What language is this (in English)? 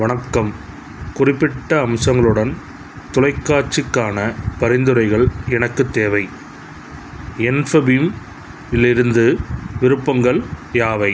Tamil